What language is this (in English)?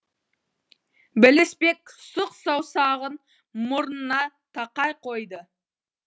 Kazakh